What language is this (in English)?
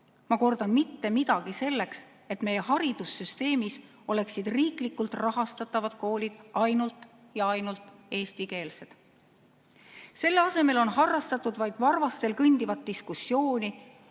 Estonian